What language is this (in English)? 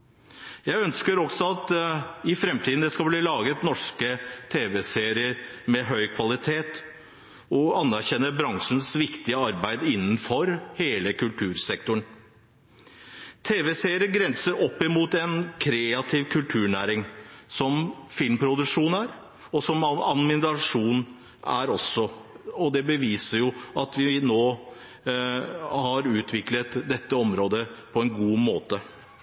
Norwegian Bokmål